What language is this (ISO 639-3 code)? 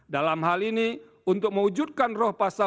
ind